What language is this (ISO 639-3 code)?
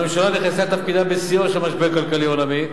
heb